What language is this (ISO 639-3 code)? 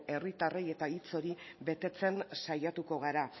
eus